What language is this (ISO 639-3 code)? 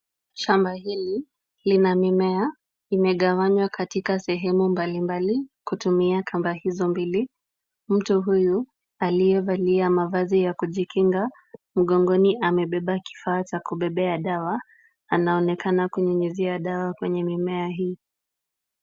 swa